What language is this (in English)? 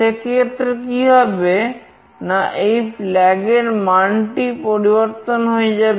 Bangla